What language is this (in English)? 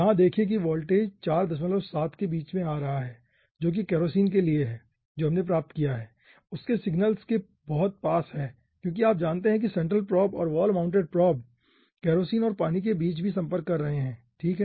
Hindi